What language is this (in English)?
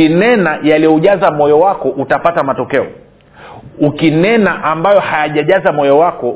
Swahili